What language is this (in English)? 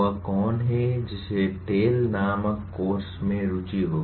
Hindi